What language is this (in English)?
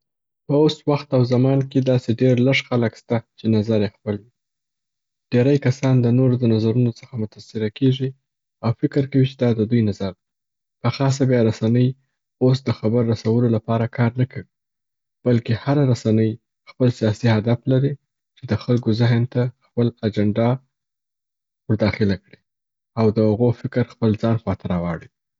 Southern Pashto